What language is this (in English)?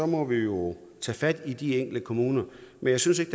Danish